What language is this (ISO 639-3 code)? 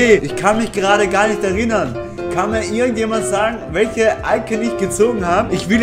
deu